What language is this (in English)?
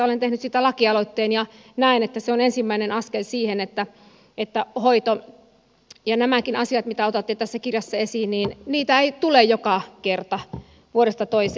Finnish